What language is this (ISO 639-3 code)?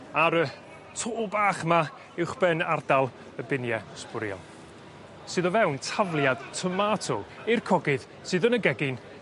cym